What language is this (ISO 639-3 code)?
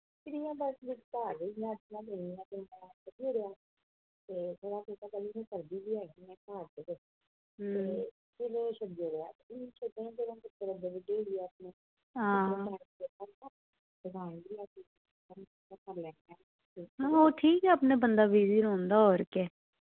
doi